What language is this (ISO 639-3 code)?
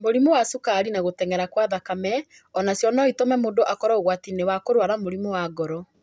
kik